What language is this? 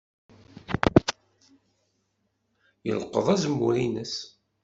Kabyle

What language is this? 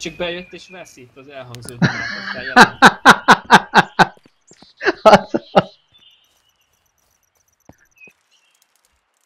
Hungarian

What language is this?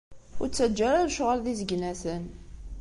Kabyle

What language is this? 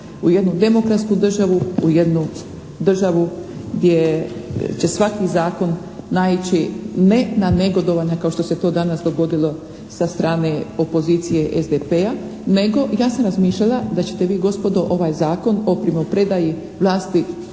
Croatian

